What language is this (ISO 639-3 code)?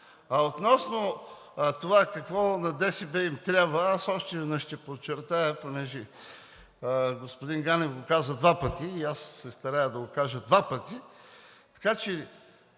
bul